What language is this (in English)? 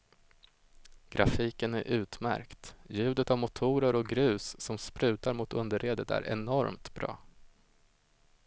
Swedish